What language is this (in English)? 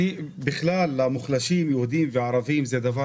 Hebrew